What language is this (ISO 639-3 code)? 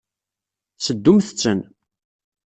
kab